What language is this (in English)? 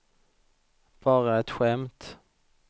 Swedish